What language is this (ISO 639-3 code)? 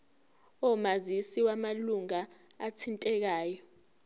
zul